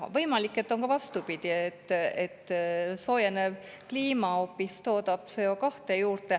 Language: Estonian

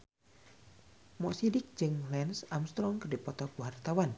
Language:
Sundanese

